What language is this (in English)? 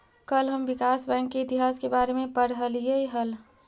Magahi